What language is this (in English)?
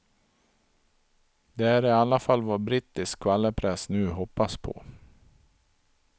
Swedish